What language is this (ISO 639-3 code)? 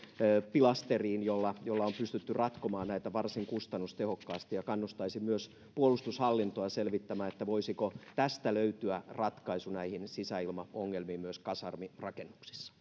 fin